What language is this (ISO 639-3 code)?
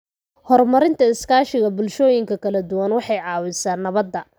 som